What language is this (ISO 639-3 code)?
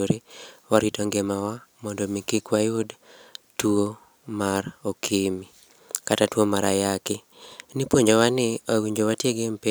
luo